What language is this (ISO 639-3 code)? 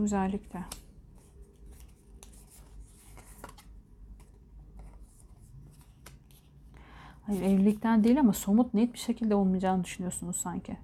tur